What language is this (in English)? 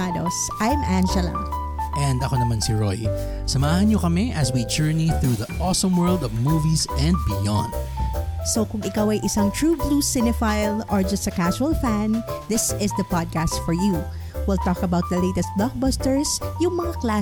Filipino